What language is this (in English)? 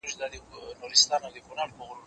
Pashto